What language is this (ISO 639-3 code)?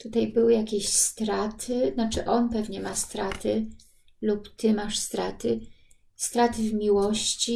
pol